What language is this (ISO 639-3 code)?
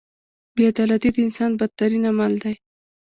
pus